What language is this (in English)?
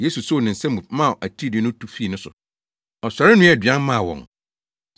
Akan